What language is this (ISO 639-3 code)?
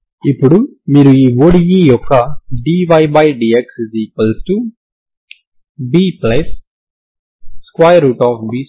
tel